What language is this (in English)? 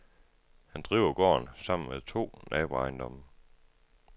Danish